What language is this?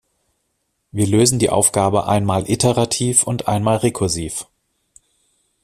German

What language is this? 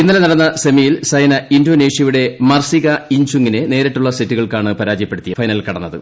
Malayalam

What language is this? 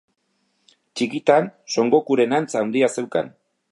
Basque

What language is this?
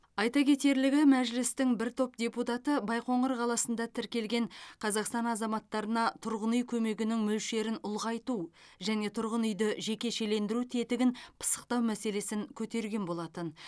Kazakh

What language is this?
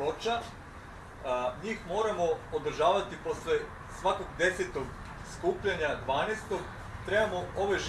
Greek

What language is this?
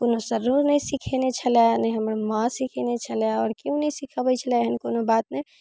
Maithili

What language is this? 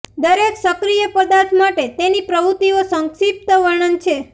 Gujarati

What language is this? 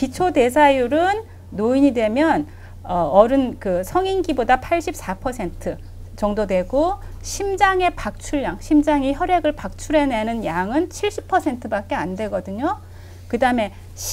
Korean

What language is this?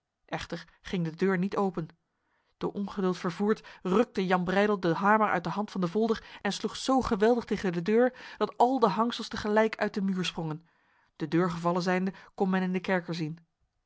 Dutch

